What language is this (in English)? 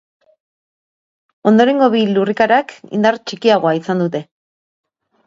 Basque